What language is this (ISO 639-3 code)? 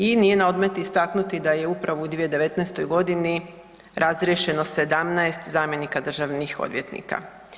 hrv